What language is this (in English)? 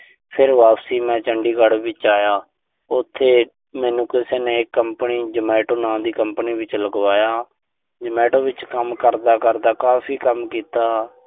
Punjabi